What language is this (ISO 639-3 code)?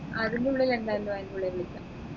mal